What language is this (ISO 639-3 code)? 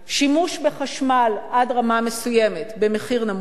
heb